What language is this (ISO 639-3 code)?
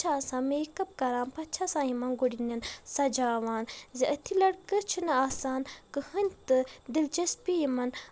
kas